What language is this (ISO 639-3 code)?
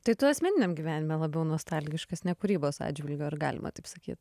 lit